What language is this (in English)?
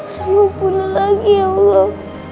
Indonesian